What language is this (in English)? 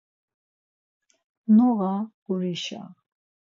Laz